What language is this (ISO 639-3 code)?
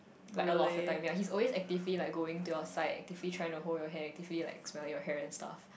eng